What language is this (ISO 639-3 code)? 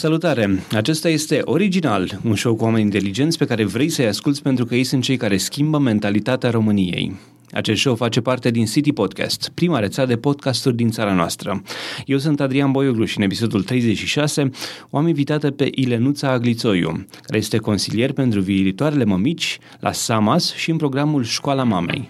ron